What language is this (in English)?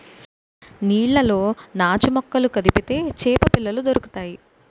Telugu